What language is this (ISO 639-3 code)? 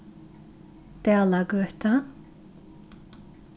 fao